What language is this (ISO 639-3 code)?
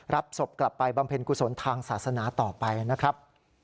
tha